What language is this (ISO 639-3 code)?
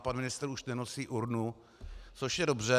ces